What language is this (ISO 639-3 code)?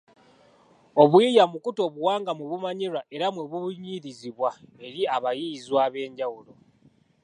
lug